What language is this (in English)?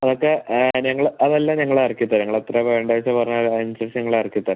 Malayalam